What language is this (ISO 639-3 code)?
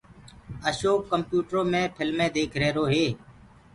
ggg